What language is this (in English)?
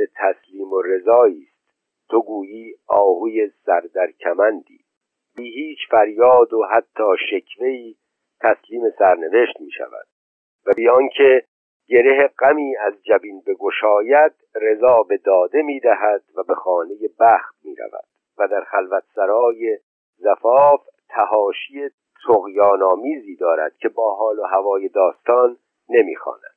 Persian